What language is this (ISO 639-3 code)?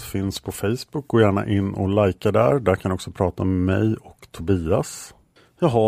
swe